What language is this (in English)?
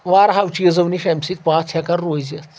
Kashmiri